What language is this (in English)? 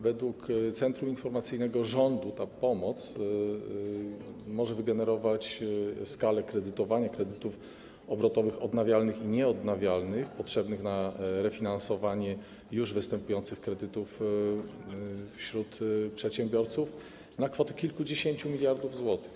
Polish